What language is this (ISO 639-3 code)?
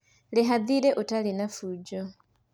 kik